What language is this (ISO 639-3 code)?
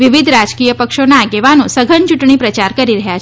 guj